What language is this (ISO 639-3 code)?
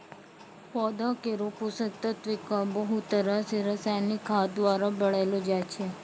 mai